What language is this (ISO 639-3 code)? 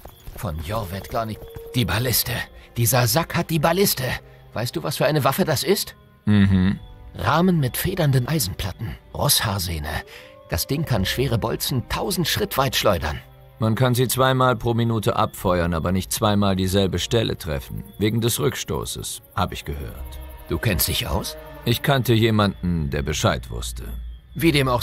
deu